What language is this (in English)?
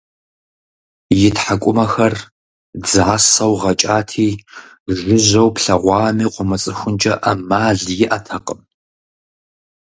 Kabardian